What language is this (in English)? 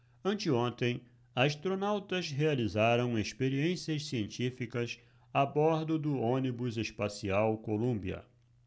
Portuguese